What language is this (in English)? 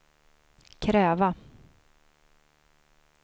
Swedish